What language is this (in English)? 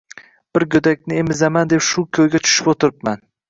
Uzbek